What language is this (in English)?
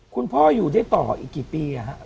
Thai